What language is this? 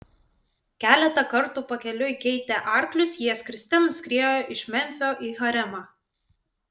Lithuanian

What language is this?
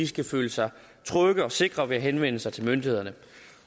Danish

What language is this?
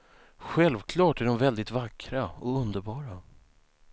Swedish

